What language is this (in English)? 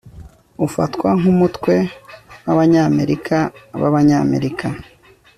Kinyarwanda